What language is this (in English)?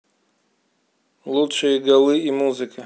Russian